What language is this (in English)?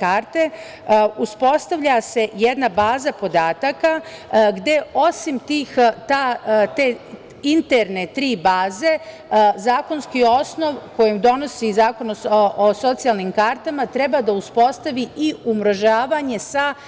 Serbian